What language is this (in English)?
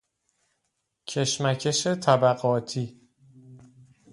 Persian